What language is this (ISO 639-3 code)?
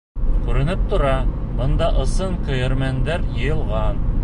bak